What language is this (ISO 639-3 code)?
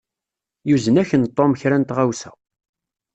kab